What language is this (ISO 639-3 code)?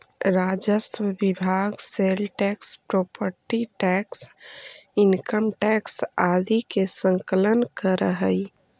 mag